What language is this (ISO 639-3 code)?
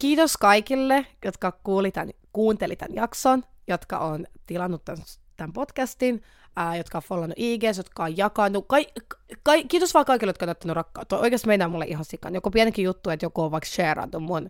fin